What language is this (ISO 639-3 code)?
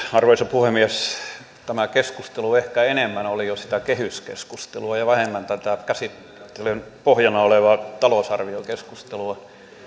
fin